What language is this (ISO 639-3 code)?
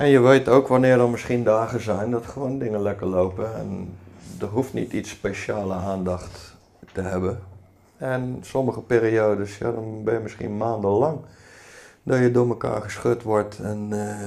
nld